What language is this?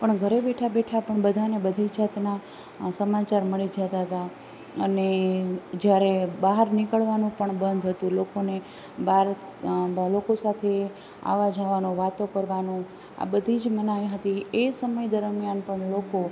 Gujarati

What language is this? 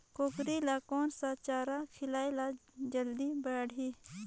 Chhattisgarhi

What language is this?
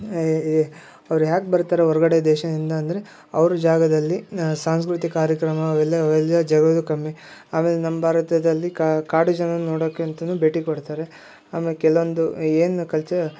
Kannada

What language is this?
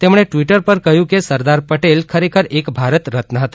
Gujarati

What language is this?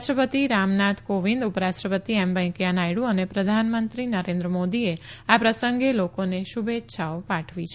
Gujarati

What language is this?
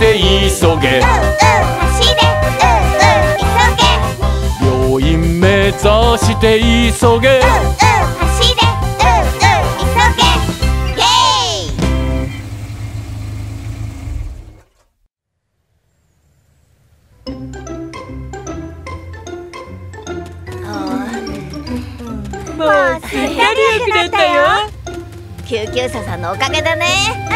Korean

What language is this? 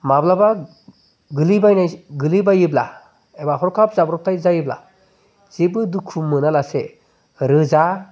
Bodo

